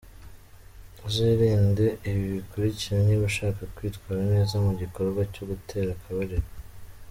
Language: Kinyarwanda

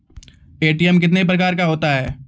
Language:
Maithili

